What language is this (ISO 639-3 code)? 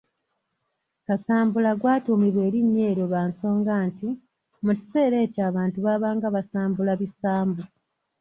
lug